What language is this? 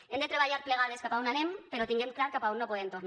Catalan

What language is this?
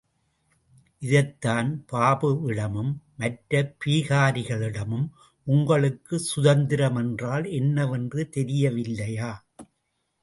Tamil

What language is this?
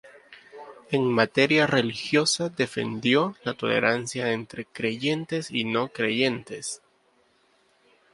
Spanish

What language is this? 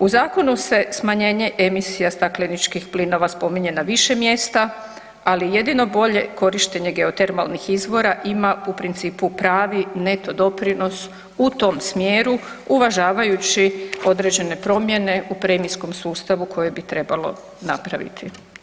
Croatian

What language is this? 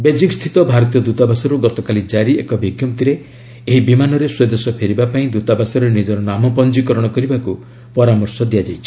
Odia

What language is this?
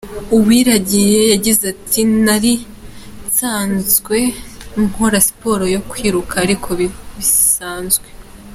Kinyarwanda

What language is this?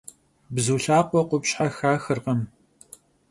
Kabardian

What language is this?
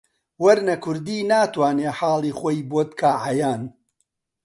Central Kurdish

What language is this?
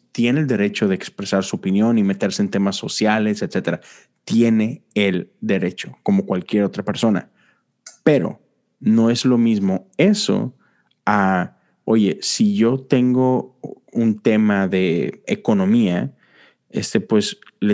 Spanish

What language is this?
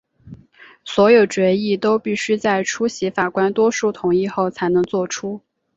Chinese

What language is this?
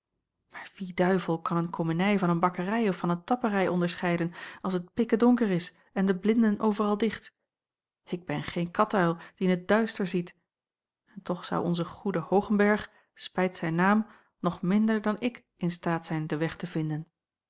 Dutch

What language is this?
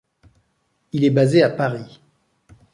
French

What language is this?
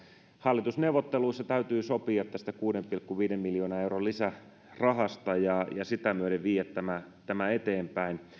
Finnish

